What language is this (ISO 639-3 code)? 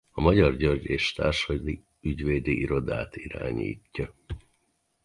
hun